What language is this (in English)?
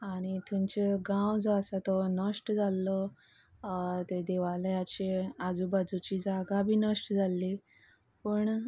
Konkani